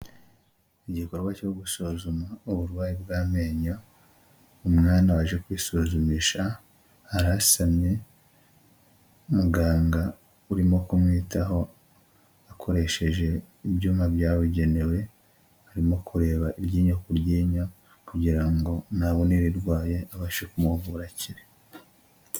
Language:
Kinyarwanda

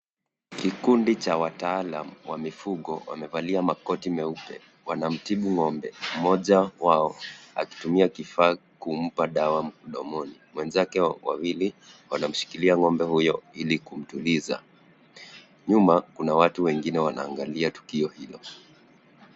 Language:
Swahili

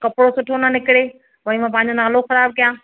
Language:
Sindhi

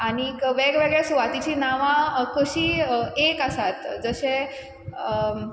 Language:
Konkani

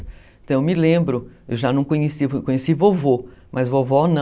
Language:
Portuguese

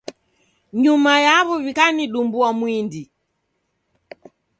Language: Taita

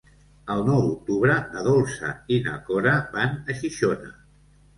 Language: Catalan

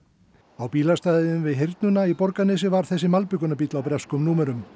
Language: Icelandic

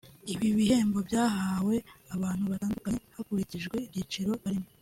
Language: Kinyarwanda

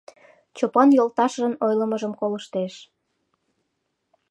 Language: Mari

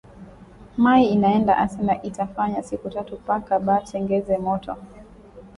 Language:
Swahili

